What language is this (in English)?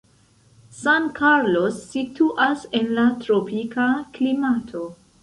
Esperanto